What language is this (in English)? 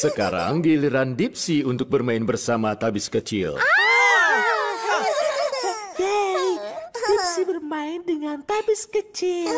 Indonesian